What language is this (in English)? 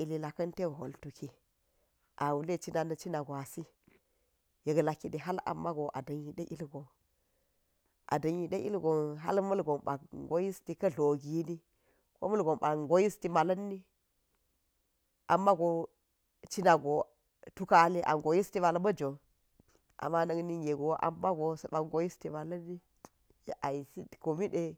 Geji